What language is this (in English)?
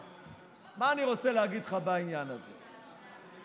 Hebrew